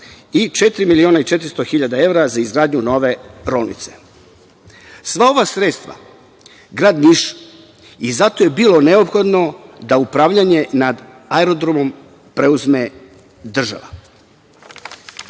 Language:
Serbian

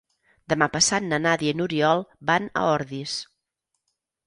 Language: Catalan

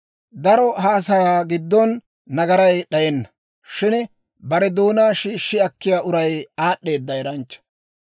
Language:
Dawro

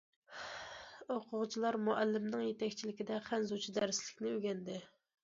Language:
Uyghur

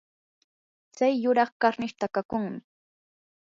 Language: Yanahuanca Pasco Quechua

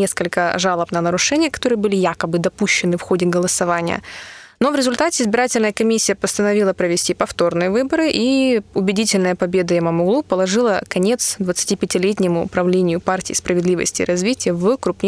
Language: Russian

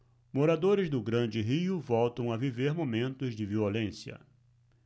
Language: Portuguese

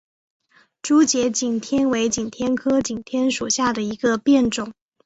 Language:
Chinese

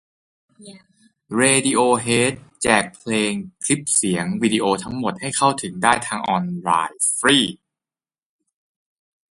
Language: Thai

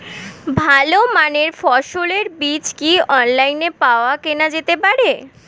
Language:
Bangla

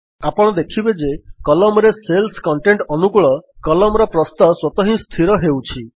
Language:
Odia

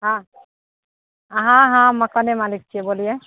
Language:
Maithili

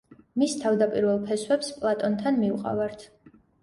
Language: Georgian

